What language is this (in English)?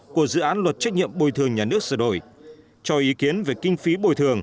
Vietnamese